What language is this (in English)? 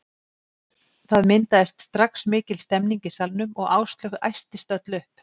Icelandic